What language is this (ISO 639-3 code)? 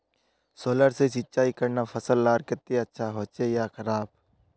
mag